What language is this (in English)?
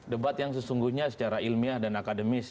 Indonesian